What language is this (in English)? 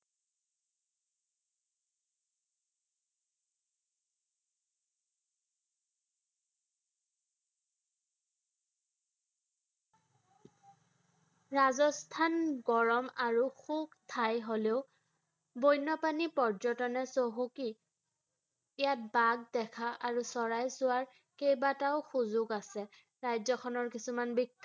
Assamese